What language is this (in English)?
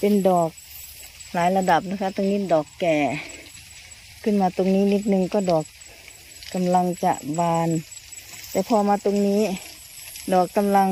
Thai